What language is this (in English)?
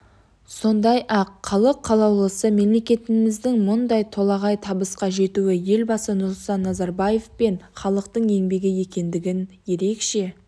Kazakh